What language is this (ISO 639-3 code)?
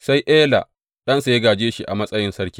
hau